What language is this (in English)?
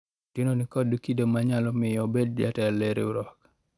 Luo (Kenya and Tanzania)